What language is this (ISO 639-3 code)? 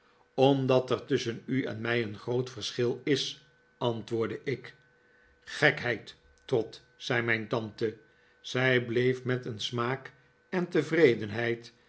nld